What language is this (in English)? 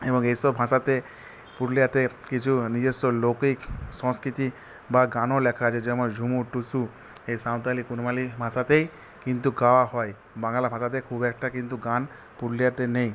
Bangla